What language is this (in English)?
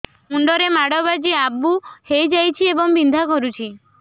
Odia